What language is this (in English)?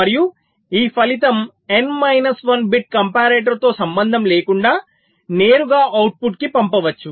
Telugu